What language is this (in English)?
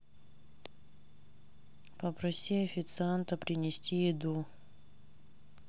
Russian